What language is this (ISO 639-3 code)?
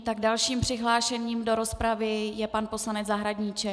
ces